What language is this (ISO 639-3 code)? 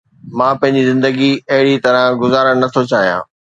snd